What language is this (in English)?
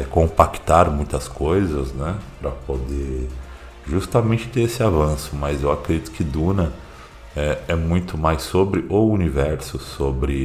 Portuguese